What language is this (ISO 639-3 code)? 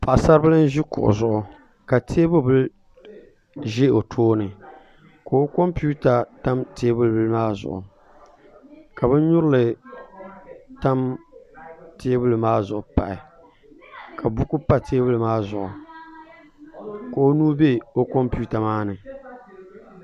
dag